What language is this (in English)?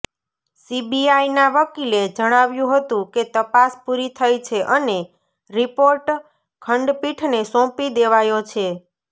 Gujarati